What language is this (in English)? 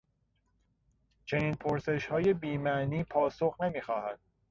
Persian